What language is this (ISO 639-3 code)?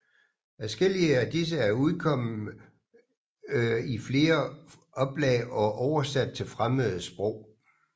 dan